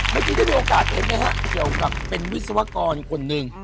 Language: Thai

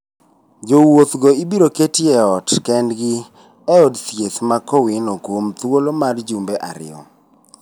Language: Luo (Kenya and Tanzania)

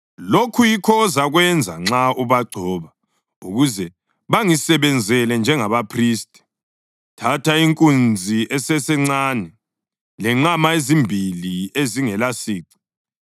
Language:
North Ndebele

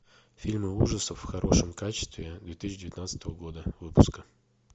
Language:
Russian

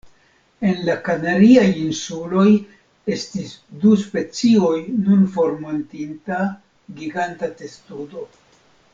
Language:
Esperanto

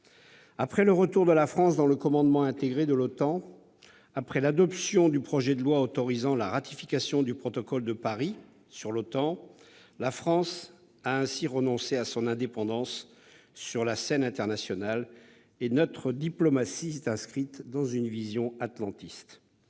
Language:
French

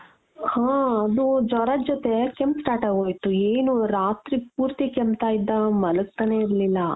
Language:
Kannada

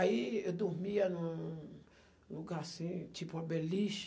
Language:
Portuguese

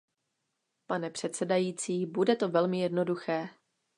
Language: Czech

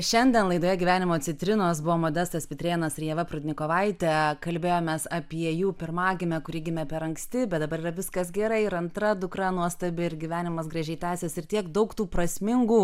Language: Lithuanian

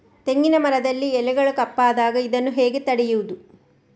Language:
Kannada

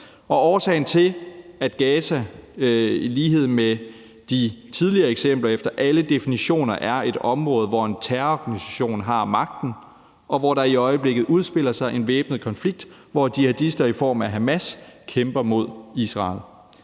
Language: Danish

